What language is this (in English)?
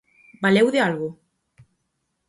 Galician